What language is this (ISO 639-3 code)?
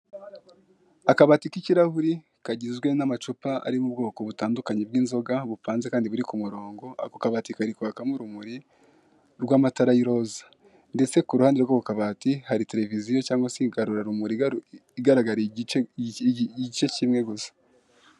kin